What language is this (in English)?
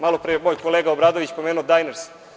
Serbian